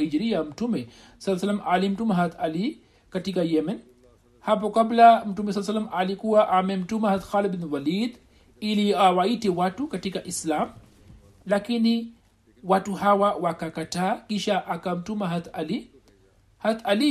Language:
Swahili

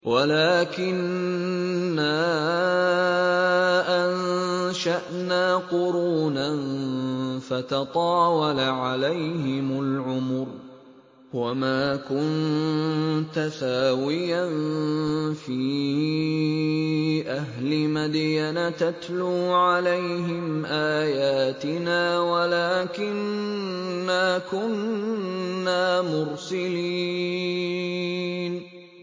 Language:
Arabic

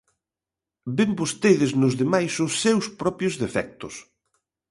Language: Galician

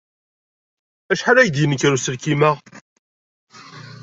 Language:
Kabyle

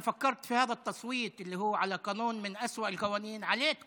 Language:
Hebrew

